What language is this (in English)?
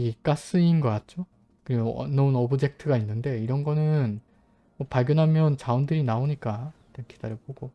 Korean